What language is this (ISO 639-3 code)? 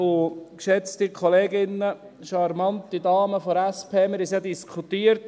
gsw